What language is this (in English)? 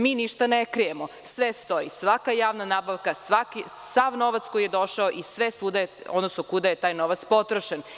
Serbian